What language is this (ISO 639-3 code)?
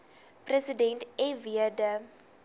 afr